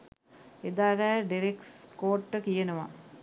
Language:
Sinhala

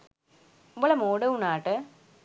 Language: Sinhala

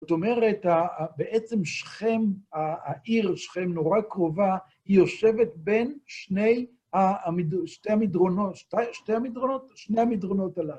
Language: Hebrew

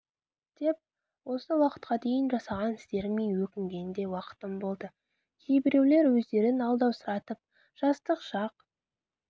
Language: Kazakh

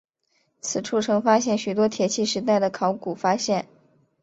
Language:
Chinese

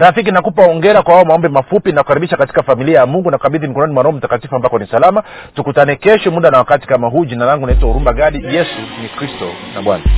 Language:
Swahili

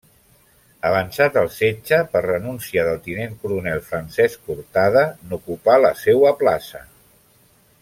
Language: Catalan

